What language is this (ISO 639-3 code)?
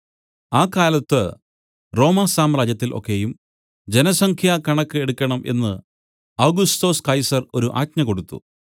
mal